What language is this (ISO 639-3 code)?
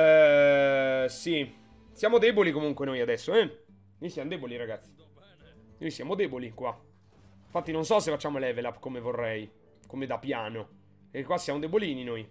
ita